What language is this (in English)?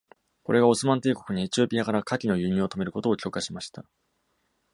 Japanese